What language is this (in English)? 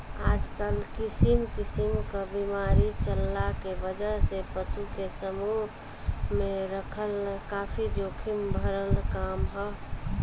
Bhojpuri